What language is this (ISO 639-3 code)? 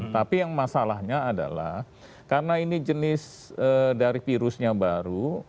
ind